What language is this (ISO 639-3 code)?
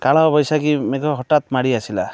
ori